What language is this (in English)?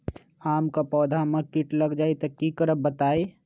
Magahi